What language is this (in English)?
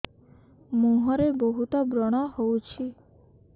Odia